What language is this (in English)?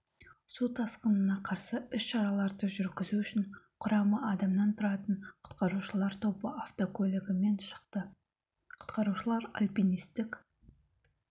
Kazakh